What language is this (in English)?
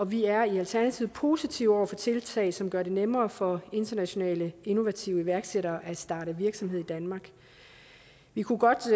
Danish